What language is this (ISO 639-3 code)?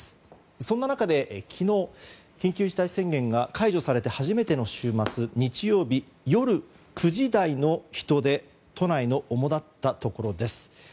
jpn